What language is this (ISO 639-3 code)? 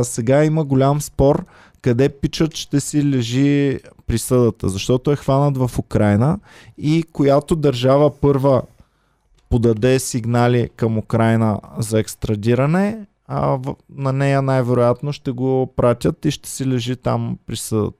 bul